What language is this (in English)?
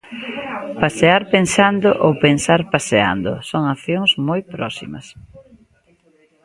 Galician